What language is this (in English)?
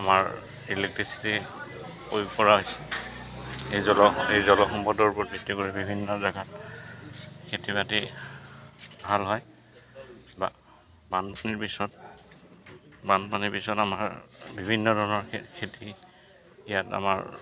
Assamese